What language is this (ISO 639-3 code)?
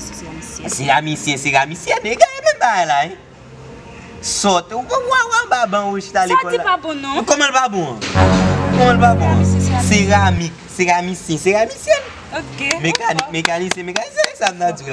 fra